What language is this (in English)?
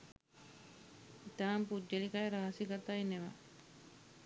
Sinhala